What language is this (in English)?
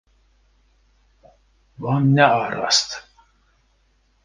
Kurdish